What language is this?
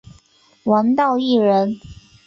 Chinese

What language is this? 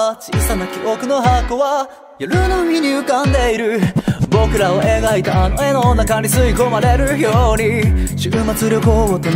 Japanese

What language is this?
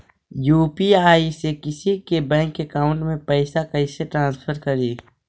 Magahi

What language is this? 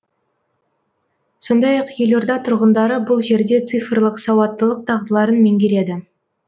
Kazakh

